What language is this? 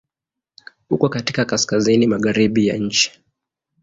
Swahili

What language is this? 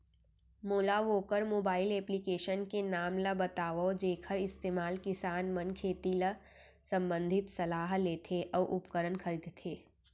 Chhattisgarhi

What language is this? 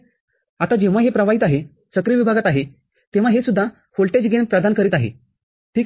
Marathi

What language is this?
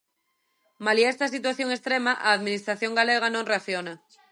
Galician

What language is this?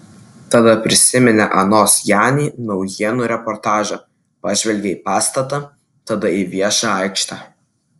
Lithuanian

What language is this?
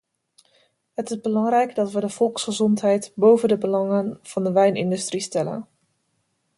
Dutch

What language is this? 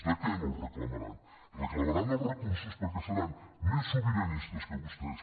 Catalan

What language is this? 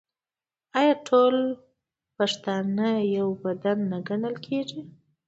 Pashto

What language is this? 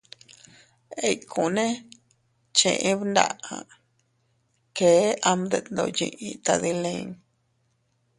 Teutila Cuicatec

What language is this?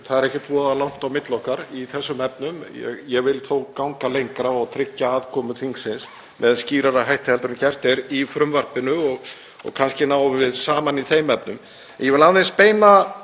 Icelandic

